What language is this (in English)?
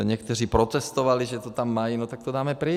Czech